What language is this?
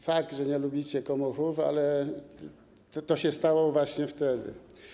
Polish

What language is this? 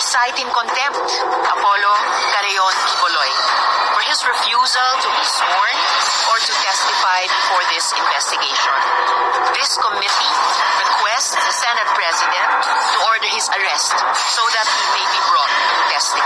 Filipino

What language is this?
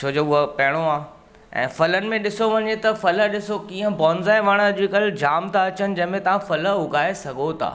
Sindhi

